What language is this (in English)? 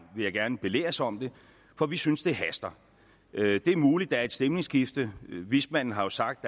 Danish